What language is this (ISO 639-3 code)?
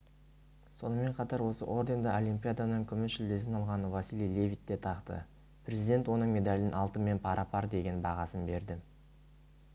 kaz